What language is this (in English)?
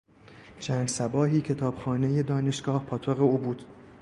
Persian